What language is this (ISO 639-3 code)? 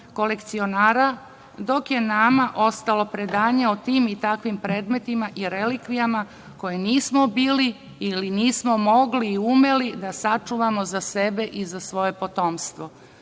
srp